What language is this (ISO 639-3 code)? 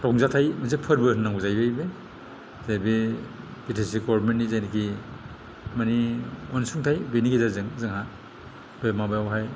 brx